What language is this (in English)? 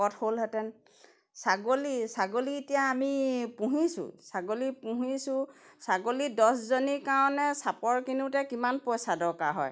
Assamese